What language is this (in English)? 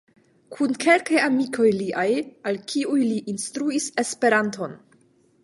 Esperanto